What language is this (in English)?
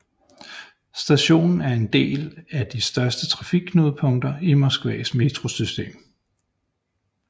Danish